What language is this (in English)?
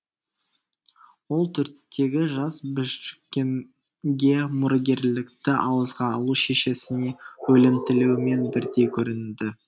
Kazakh